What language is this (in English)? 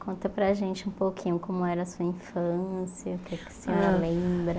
Portuguese